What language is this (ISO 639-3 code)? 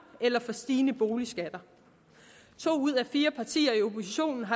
dan